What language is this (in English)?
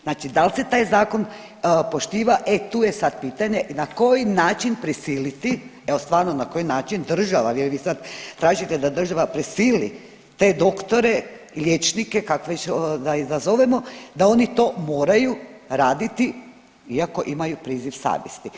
Croatian